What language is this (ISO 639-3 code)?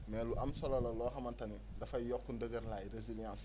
wol